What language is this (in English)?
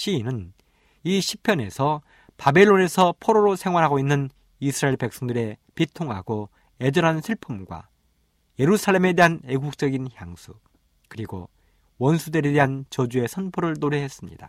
Korean